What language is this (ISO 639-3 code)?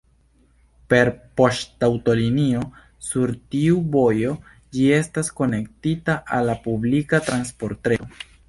epo